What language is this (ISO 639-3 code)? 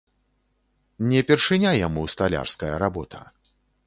bel